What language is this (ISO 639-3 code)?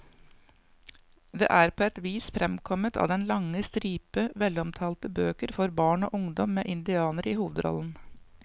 nor